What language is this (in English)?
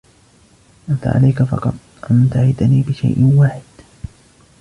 Arabic